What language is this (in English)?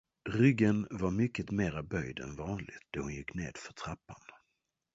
Swedish